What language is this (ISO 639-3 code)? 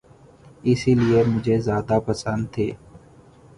urd